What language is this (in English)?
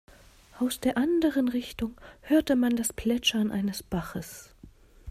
German